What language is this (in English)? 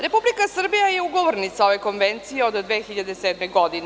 Serbian